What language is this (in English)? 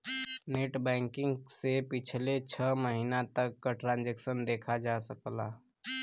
Bhojpuri